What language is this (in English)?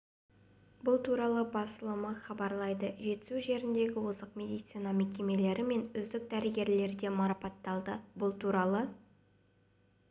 Kazakh